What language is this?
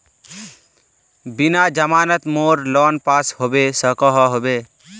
Magahi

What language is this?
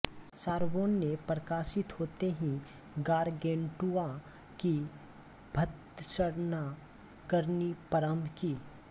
Hindi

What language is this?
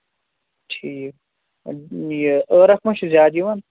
Kashmiri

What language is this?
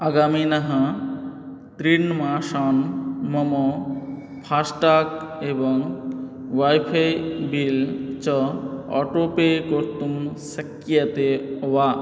Sanskrit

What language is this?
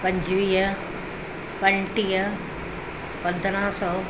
Sindhi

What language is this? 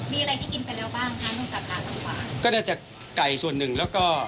Thai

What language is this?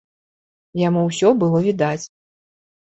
Belarusian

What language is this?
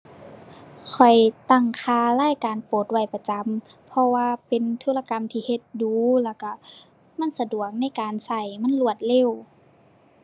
Thai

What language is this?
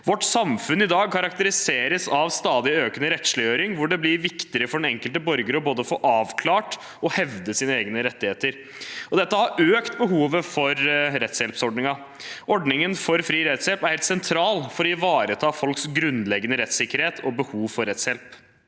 Norwegian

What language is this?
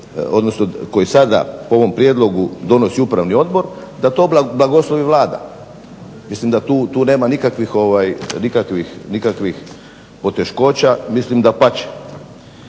Croatian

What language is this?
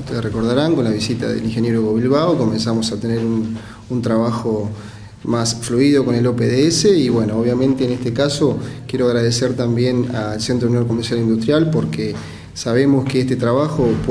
Spanish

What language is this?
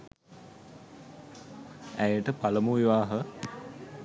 Sinhala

